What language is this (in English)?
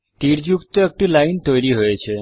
Bangla